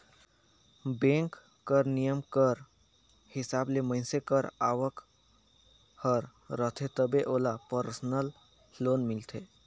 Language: Chhattisgarhi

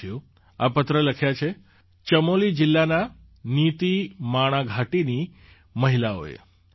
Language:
Gujarati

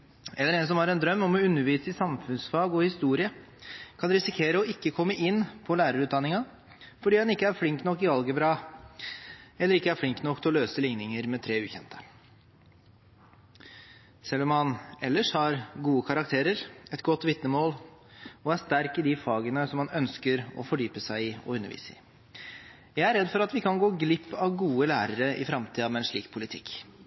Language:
Norwegian Bokmål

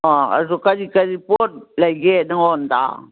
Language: Manipuri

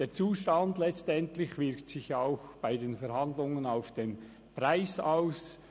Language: Swiss German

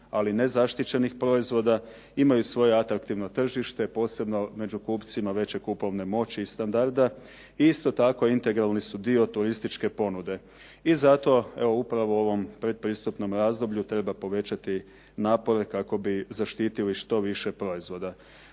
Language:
Croatian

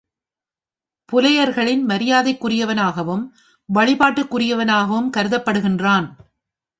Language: Tamil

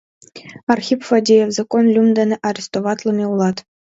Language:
Mari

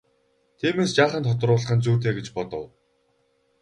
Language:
Mongolian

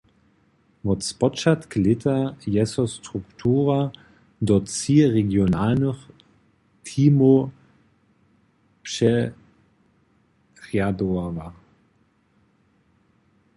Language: Upper Sorbian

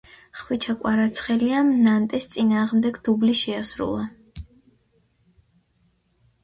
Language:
Georgian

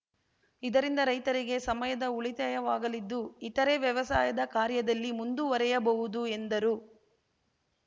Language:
Kannada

